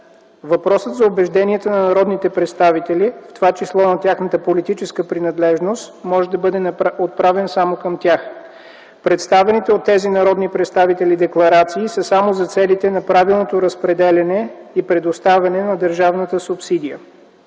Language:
Bulgarian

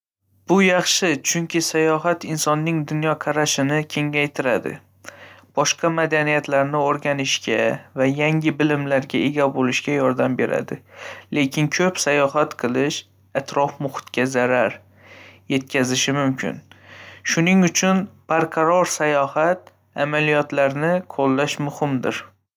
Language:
Uzbek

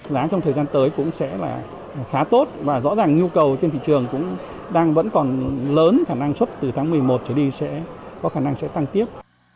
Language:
Vietnamese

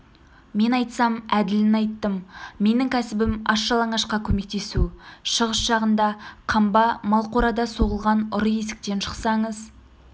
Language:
Kazakh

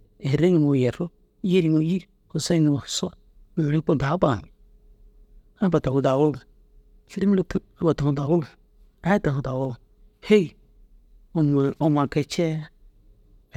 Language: Dazaga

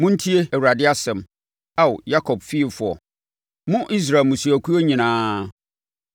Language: Akan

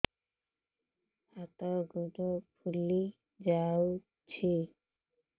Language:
Odia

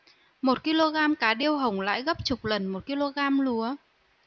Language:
Vietnamese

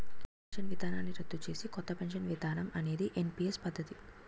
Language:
Telugu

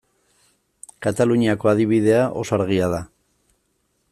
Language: Basque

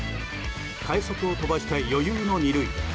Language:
Japanese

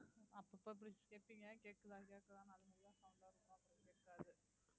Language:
Tamil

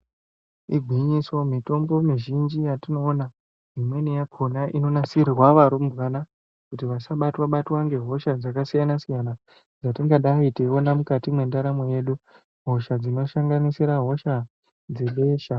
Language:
Ndau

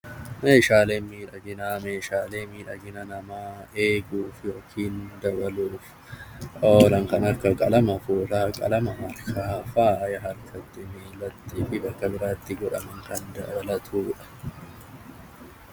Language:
Oromo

